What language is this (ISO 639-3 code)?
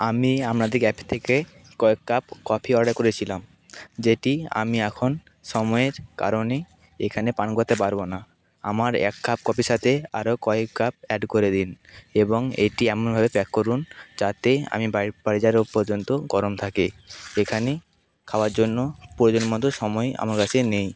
ben